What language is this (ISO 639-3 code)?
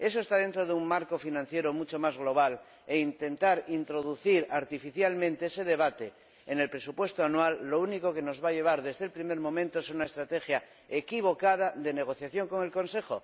spa